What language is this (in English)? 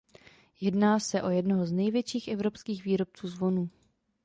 Czech